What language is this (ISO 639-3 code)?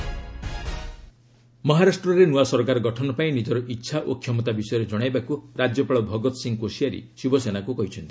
ori